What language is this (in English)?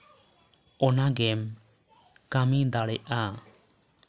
Santali